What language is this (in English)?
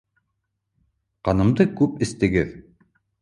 Bashkir